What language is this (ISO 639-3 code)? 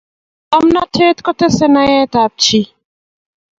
kln